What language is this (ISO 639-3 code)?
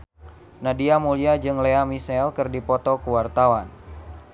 sun